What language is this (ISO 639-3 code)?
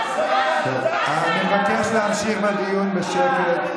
heb